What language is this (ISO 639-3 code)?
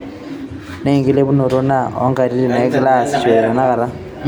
mas